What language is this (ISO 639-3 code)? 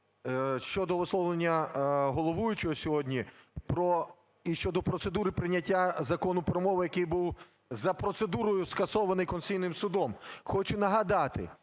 ukr